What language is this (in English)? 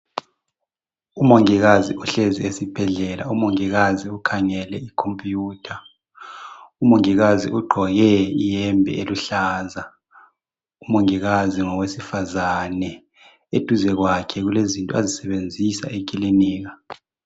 North Ndebele